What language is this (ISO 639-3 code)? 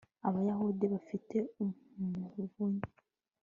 kin